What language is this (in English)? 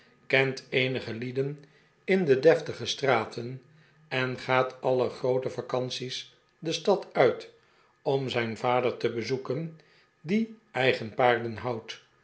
Dutch